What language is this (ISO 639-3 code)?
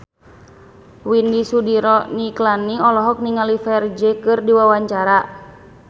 sun